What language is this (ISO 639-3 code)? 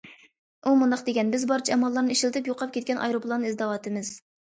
uig